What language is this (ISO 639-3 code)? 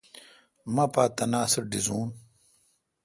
xka